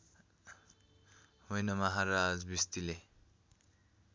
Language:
Nepali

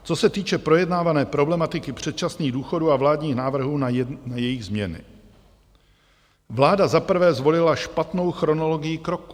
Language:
Czech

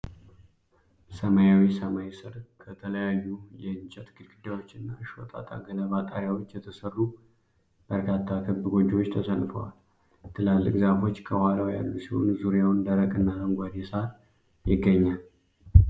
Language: Amharic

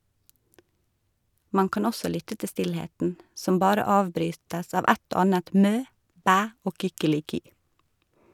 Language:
Norwegian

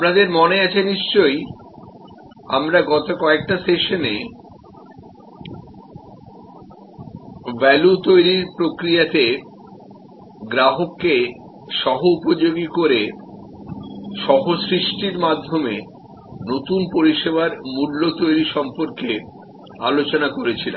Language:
Bangla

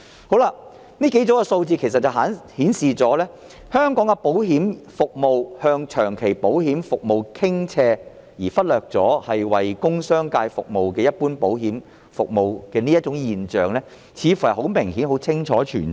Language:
Cantonese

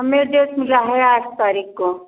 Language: Hindi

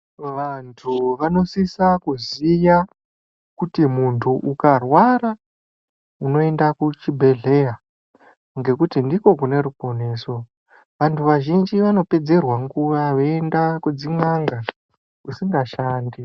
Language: Ndau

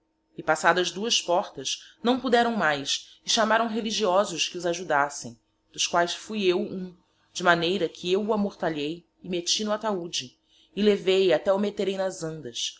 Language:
Portuguese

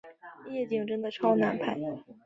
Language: Chinese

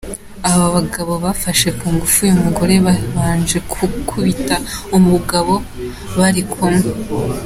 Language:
Kinyarwanda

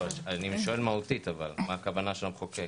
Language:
Hebrew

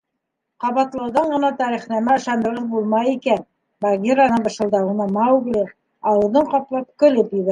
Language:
Bashkir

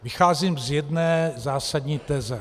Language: Czech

